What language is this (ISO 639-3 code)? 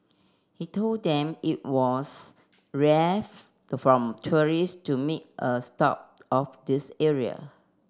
eng